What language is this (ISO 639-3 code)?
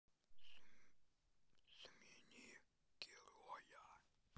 rus